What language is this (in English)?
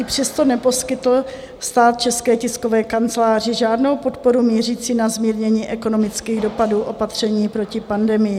Czech